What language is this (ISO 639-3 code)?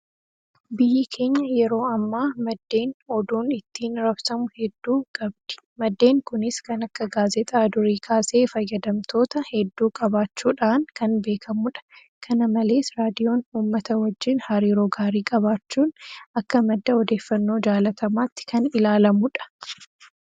orm